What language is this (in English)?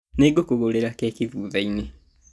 Kikuyu